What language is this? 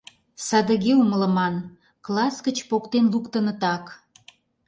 Mari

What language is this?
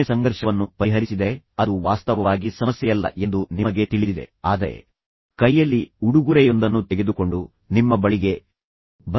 Kannada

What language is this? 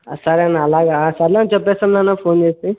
Telugu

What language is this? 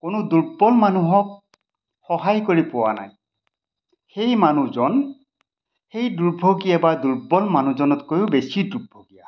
Assamese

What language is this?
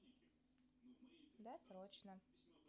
Russian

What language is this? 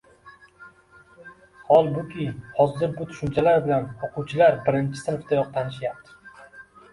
Uzbek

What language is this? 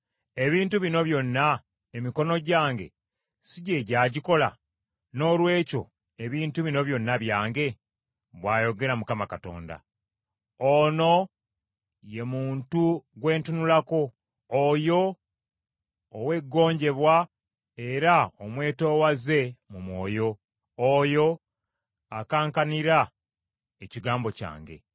Ganda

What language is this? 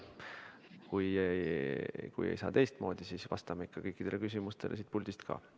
Estonian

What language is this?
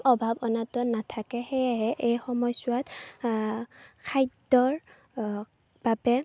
Assamese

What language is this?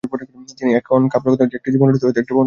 Bangla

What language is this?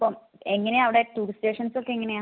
Malayalam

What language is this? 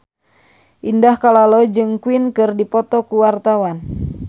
Sundanese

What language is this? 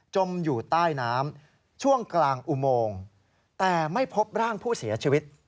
Thai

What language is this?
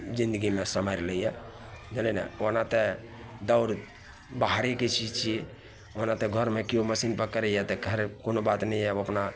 Maithili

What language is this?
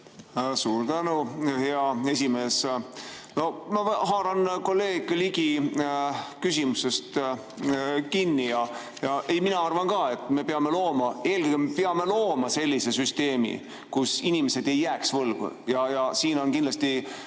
Estonian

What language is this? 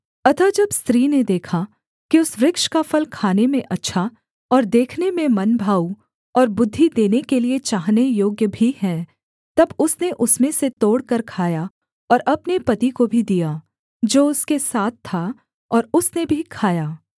Hindi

